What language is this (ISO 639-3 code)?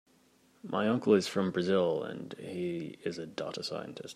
eng